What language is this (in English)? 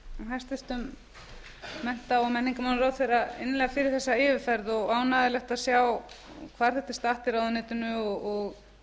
Icelandic